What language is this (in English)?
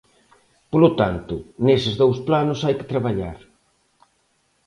Galician